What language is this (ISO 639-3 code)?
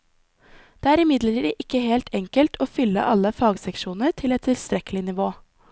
nor